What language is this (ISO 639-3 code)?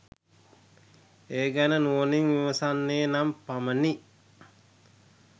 sin